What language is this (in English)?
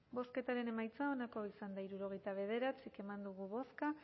Basque